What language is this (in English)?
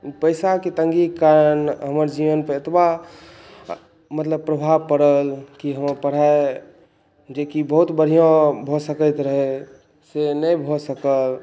Maithili